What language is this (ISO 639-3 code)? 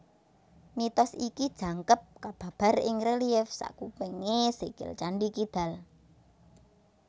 jav